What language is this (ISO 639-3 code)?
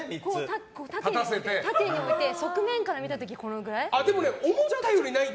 jpn